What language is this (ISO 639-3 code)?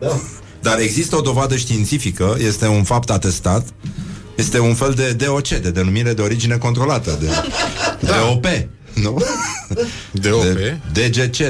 ron